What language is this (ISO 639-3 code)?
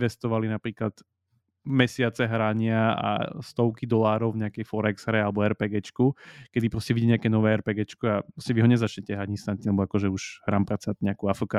slk